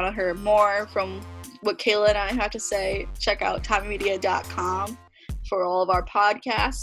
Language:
English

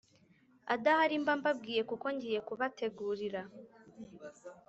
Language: Kinyarwanda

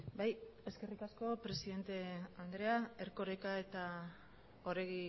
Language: Basque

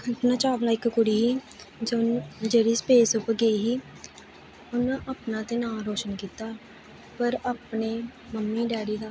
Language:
Dogri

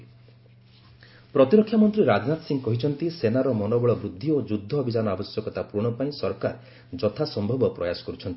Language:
Odia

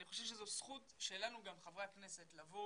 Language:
Hebrew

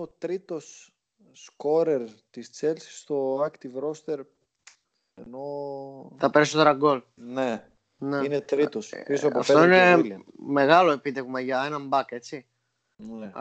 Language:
Greek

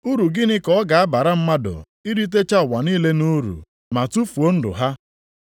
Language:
Igbo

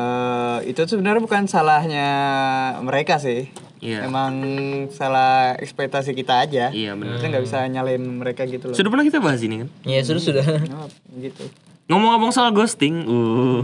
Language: Indonesian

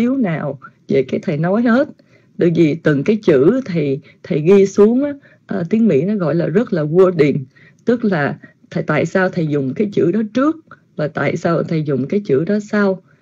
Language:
Vietnamese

